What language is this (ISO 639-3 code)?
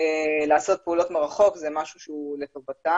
heb